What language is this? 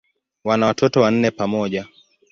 Swahili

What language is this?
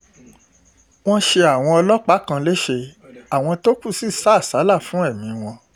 Yoruba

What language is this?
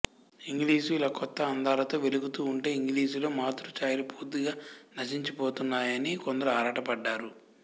Telugu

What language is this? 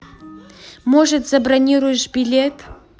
Russian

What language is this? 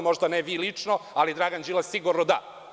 Serbian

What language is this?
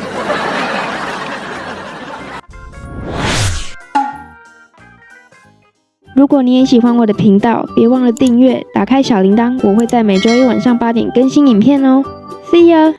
Chinese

